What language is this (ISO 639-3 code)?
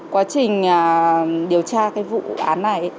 vie